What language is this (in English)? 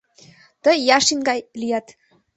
Mari